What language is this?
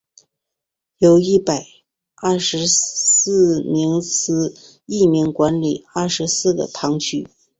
Chinese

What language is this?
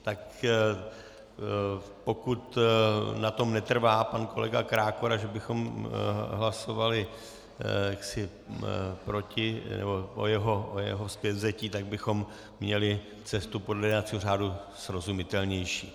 Czech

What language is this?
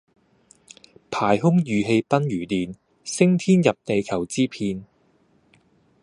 Cantonese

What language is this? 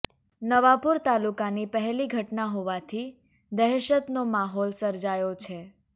Gujarati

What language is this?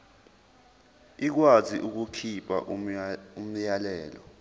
Zulu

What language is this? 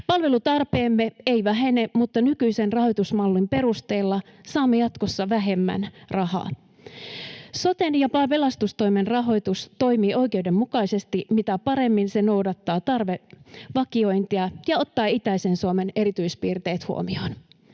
Finnish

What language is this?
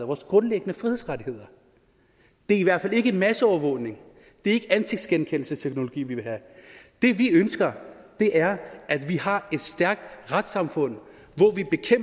Danish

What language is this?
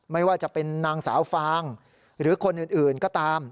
Thai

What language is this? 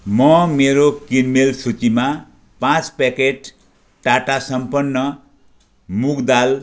Nepali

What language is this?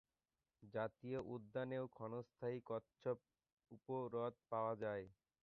Bangla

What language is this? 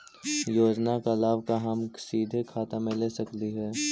Magahi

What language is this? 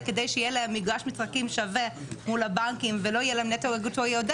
Hebrew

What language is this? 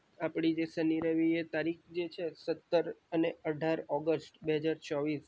Gujarati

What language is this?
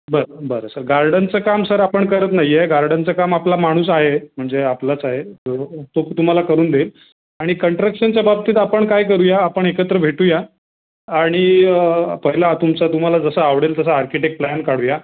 Marathi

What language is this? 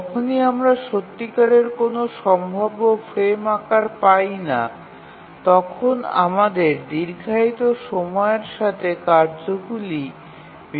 Bangla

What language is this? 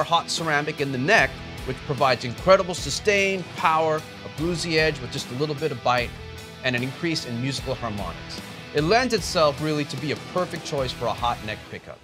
English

